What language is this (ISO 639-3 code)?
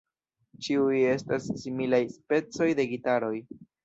epo